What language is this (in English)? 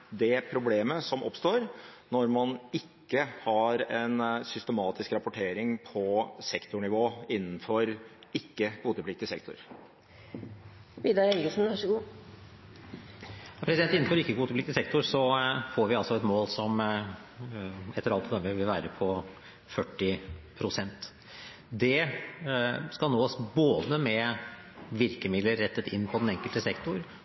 Norwegian Bokmål